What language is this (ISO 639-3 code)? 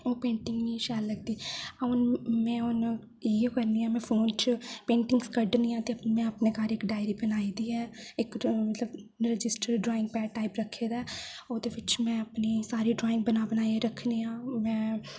doi